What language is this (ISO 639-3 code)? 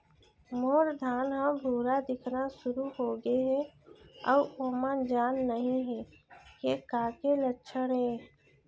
hne